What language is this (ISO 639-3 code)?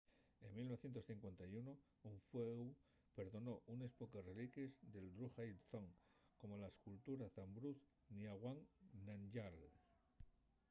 ast